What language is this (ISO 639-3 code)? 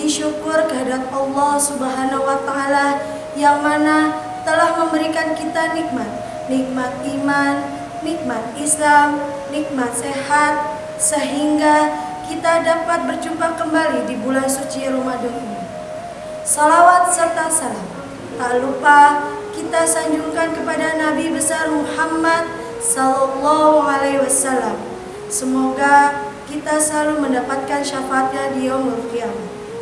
ind